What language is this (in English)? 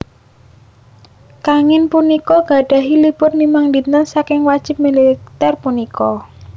Javanese